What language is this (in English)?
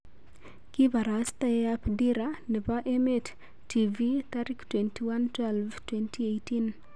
Kalenjin